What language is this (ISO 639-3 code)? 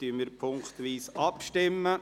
gsw